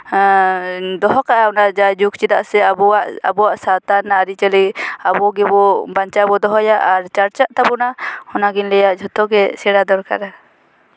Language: Santali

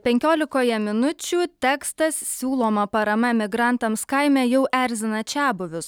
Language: Lithuanian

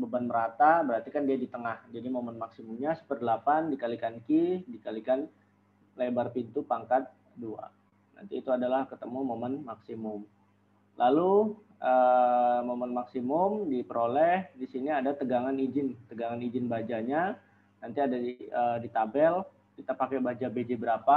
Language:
Indonesian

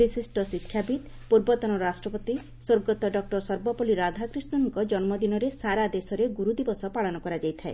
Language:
Odia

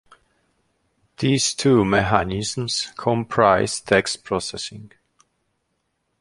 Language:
English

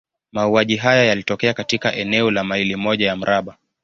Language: Swahili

